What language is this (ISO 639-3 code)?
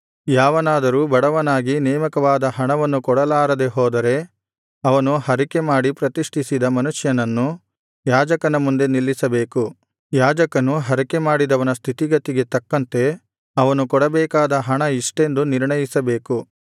kan